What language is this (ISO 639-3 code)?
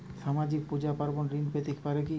ben